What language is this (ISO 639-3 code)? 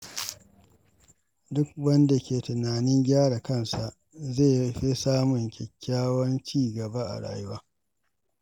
hau